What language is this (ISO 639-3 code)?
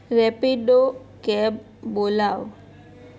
guj